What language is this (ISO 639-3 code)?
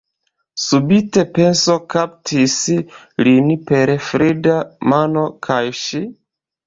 epo